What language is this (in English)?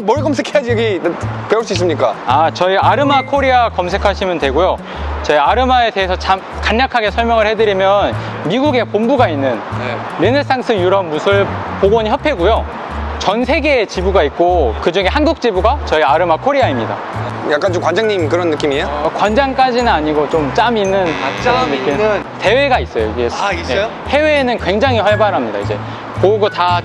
Korean